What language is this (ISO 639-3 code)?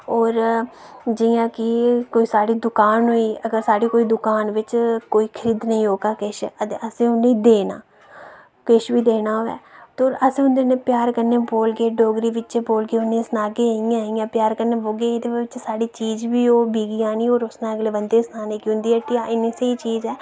doi